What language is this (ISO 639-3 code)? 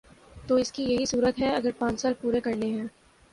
urd